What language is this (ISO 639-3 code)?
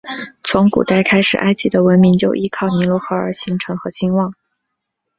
zho